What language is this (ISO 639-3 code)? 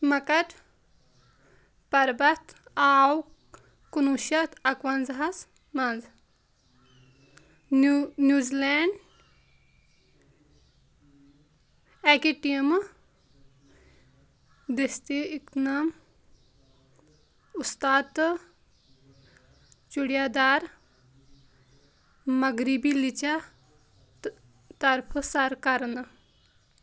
kas